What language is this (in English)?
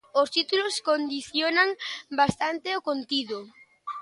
Galician